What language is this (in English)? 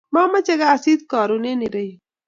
Kalenjin